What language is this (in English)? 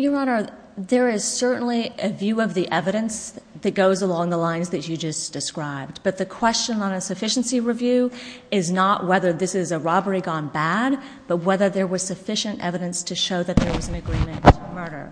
English